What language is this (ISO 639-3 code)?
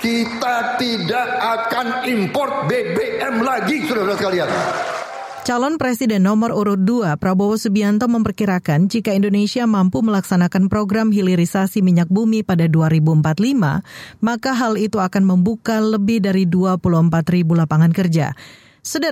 ind